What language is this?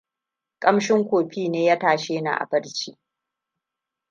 Hausa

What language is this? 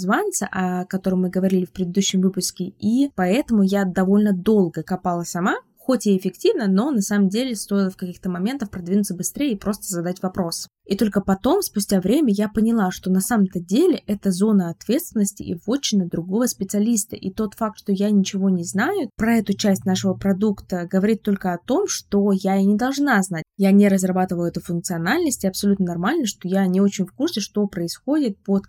Russian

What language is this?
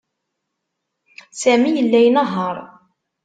Kabyle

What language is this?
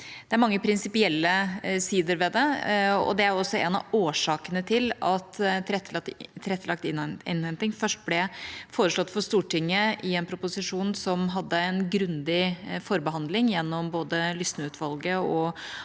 Norwegian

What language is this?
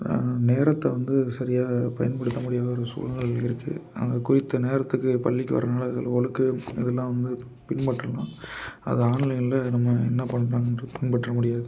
Tamil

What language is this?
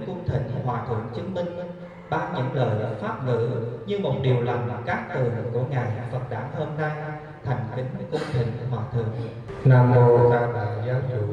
Vietnamese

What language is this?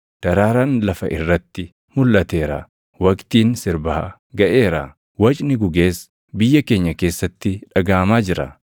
Oromo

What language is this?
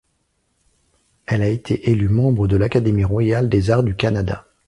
French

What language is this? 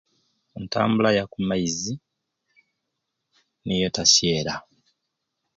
Ruuli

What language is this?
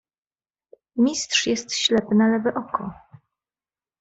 Polish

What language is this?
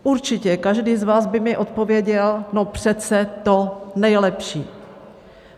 Czech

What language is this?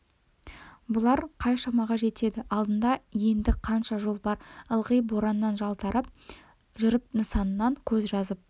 Kazakh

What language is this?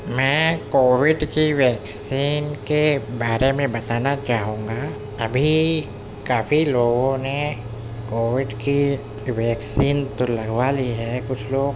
Urdu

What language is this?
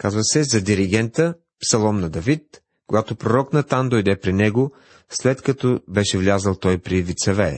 Bulgarian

